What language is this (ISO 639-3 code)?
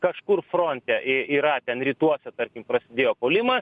lit